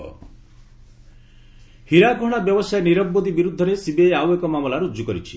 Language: Odia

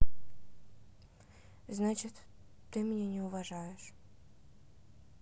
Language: Russian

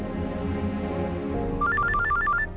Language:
Indonesian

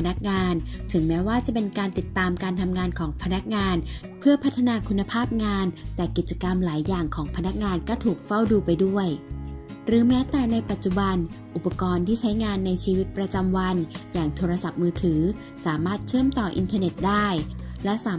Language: Thai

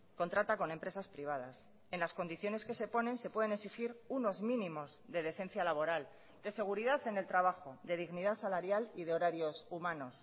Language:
Spanish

